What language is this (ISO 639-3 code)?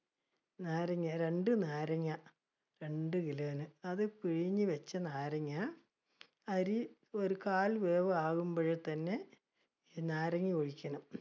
mal